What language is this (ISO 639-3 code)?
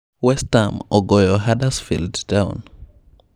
luo